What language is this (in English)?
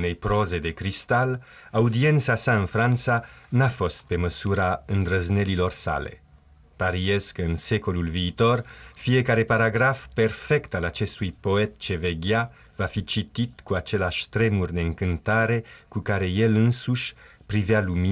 Romanian